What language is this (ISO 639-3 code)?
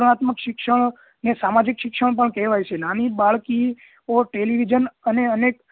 guj